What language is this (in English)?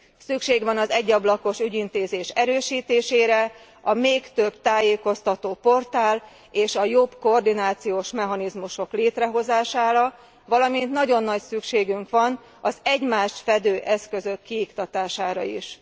Hungarian